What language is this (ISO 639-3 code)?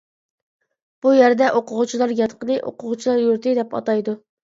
uig